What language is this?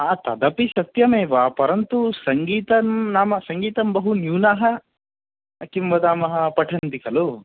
Sanskrit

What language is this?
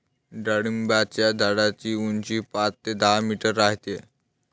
Marathi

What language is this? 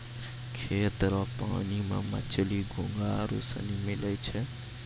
Maithili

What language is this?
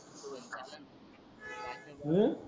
Marathi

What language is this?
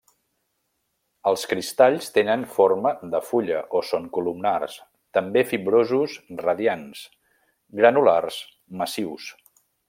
Catalan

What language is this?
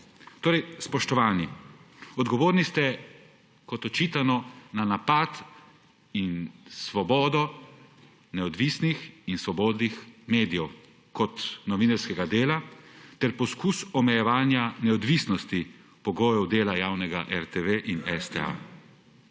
Slovenian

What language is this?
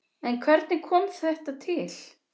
Icelandic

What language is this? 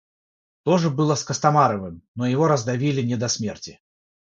Russian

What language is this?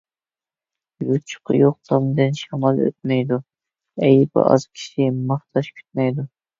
Uyghur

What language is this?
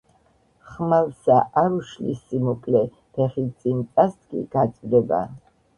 Georgian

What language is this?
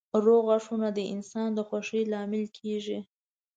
Pashto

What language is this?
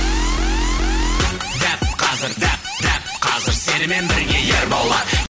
Kazakh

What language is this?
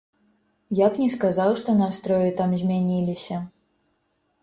Belarusian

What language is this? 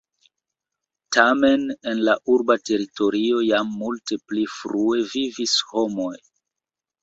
Esperanto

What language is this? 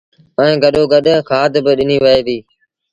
Sindhi Bhil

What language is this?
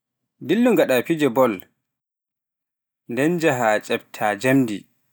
Pular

